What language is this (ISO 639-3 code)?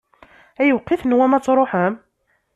kab